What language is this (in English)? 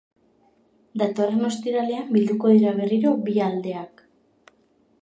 Basque